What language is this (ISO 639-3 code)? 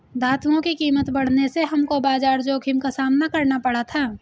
hin